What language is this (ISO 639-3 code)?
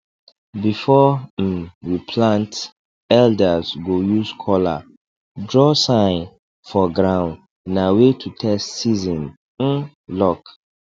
pcm